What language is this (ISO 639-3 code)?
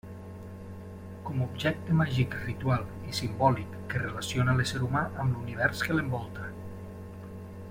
cat